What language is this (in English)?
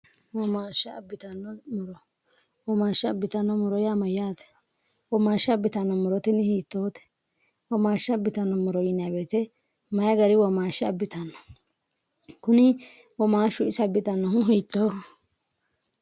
Sidamo